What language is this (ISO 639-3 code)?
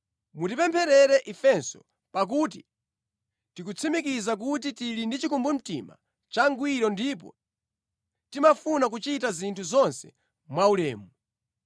nya